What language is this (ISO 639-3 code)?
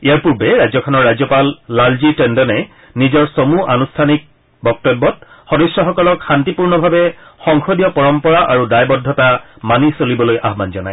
asm